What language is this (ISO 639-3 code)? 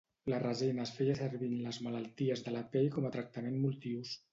cat